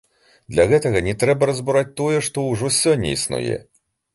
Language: Belarusian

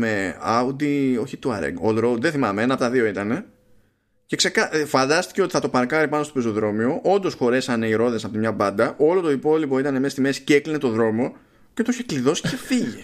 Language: Greek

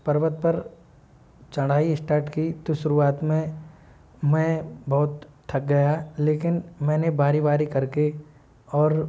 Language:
Hindi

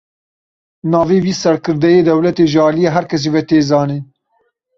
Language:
Kurdish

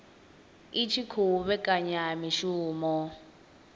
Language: Venda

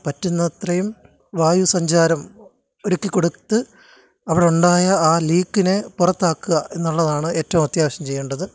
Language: Malayalam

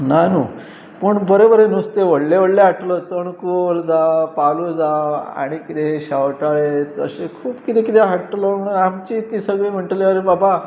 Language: Konkani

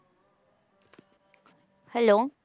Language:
Punjabi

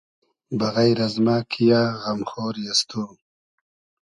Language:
Hazaragi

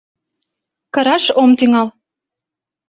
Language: Mari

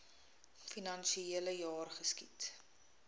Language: Afrikaans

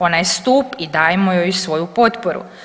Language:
Croatian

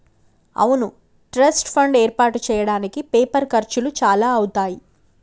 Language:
Telugu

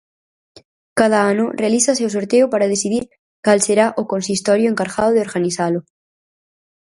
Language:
Galician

